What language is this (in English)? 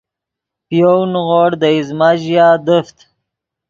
Yidgha